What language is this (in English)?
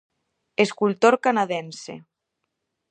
Galician